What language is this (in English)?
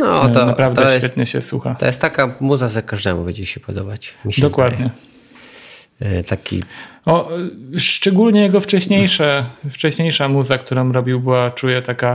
Polish